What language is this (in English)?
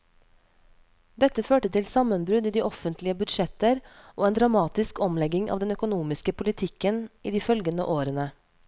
Norwegian